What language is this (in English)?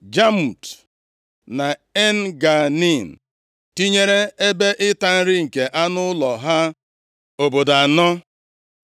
Igbo